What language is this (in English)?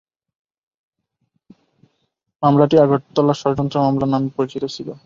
Bangla